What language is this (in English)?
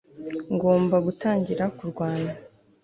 Kinyarwanda